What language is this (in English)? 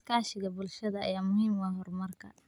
Somali